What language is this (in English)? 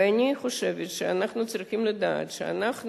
Hebrew